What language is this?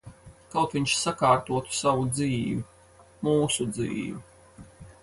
Latvian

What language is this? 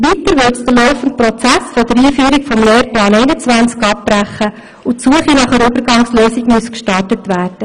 Swiss German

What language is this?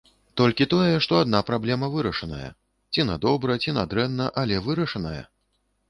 Belarusian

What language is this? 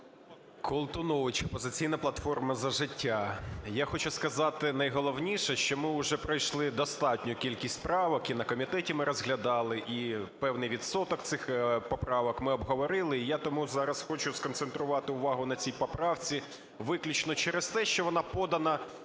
Ukrainian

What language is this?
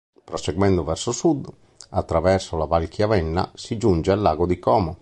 Italian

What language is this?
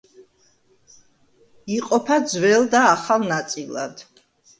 Georgian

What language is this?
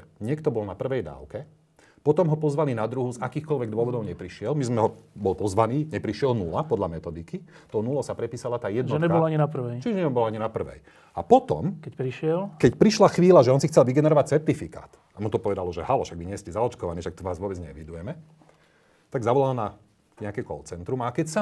Slovak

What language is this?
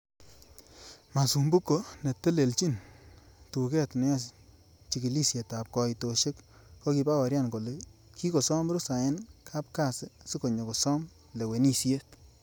Kalenjin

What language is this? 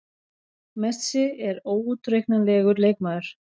Icelandic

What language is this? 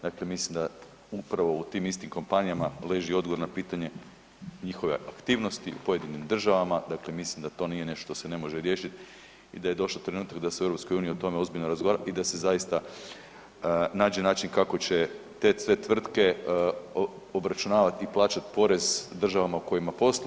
Croatian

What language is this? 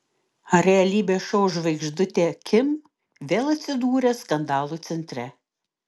Lithuanian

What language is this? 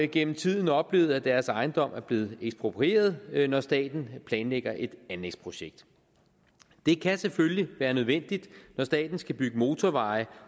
Danish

